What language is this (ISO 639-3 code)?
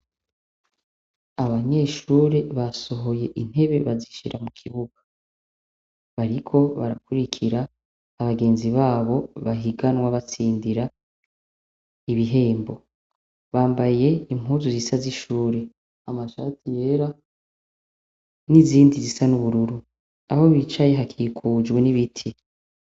run